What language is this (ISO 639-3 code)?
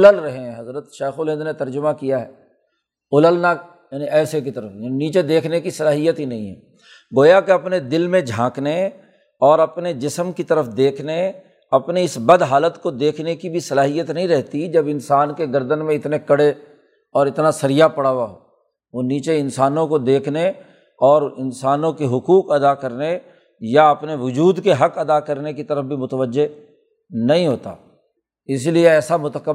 urd